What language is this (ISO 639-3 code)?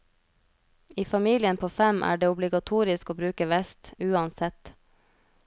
nor